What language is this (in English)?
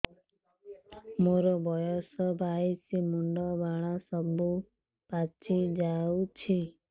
Odia